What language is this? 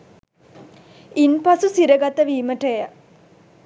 Sinhala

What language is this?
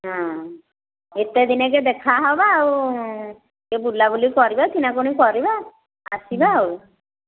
Odia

